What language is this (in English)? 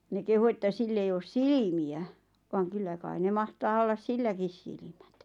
Finnish